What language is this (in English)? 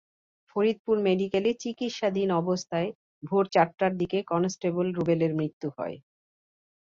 Bangla